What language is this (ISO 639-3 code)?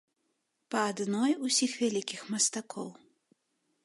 bel